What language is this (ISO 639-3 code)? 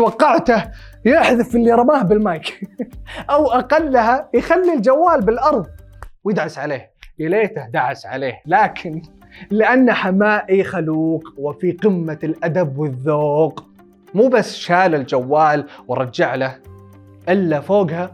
ara